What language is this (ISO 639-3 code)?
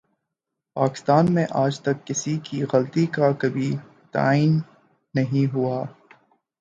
urd